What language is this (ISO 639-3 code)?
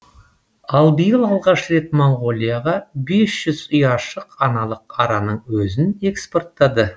kaz